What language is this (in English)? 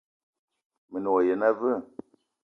Eton (Cameroon)